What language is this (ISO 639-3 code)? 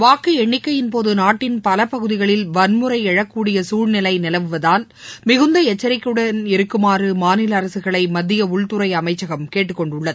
tam